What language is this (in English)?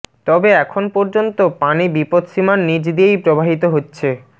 Bangla